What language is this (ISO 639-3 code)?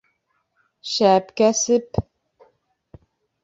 bak